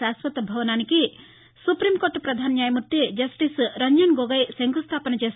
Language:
Telugu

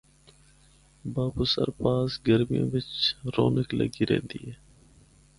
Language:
Northern Hindko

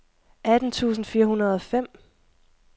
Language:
Danish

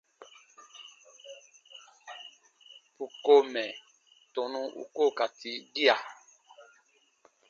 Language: Baatonum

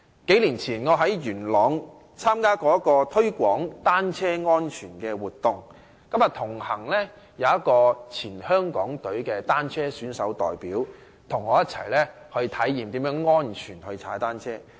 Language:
Cantonese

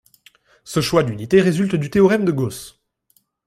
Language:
French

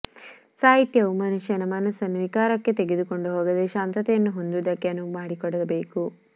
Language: Kannada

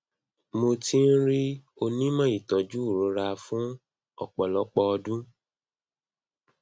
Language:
Yoruba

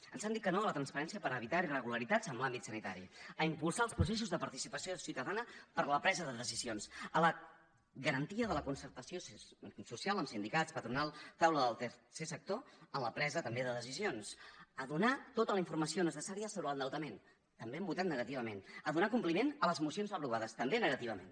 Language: Catalan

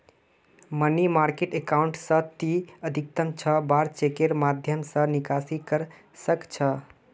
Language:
Magahi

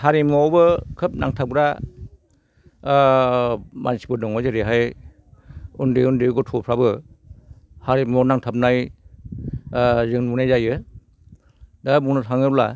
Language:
Bodo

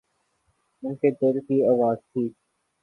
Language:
Urdu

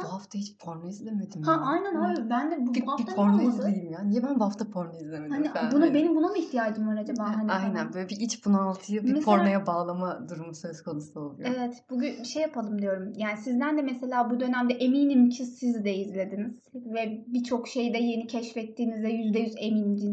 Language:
Turkish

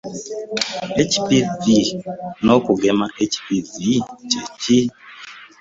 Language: Ganda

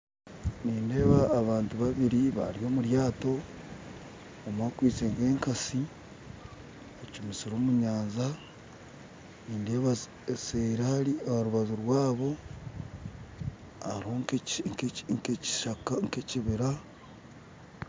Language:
Nyankole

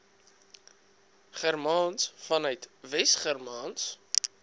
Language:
Afrikaans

